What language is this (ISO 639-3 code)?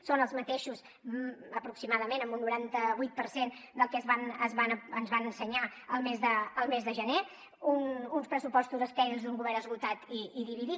cat